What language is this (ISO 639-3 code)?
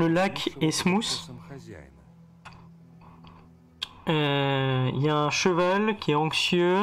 fra